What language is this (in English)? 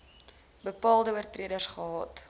Afrikaans